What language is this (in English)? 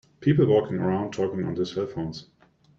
English